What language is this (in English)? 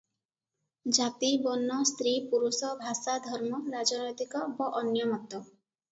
Odia